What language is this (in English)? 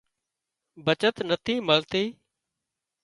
Wadiyara Koli